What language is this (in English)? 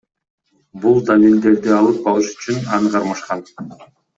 Kyrgyz